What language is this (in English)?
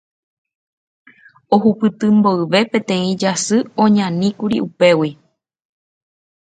Guarani